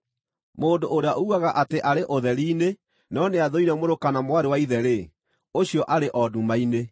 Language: Kikuyu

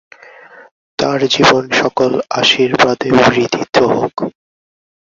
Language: Bangla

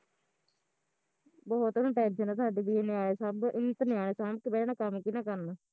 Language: Punjabi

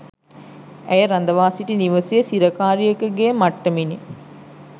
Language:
Sinhala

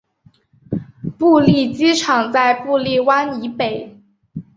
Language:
Chinese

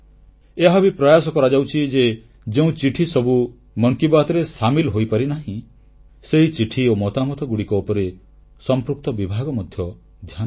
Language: Odia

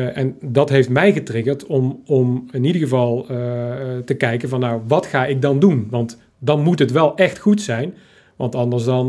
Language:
Dutch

